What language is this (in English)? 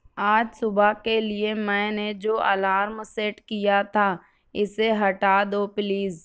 Urdu